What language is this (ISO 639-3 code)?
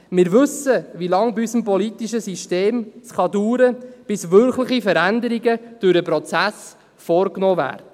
gsw